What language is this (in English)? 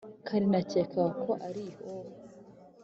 Kinyarwanda